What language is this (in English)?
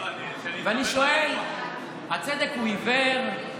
Hebrew